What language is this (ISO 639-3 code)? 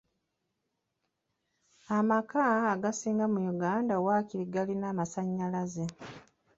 lug